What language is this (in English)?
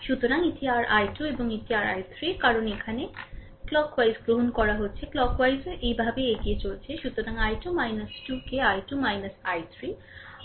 Bangla